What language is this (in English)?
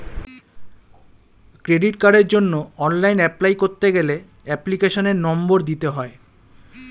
Bangla